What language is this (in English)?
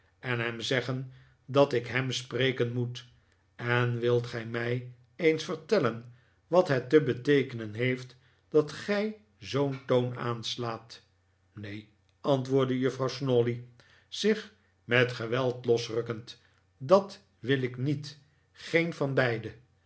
Dutch